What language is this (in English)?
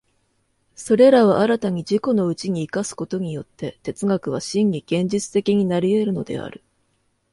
Japanese